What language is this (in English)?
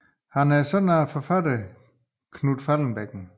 Danish